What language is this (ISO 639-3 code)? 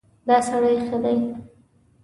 pus